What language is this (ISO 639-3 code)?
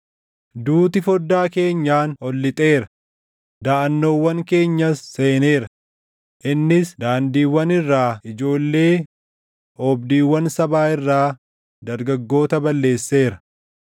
orm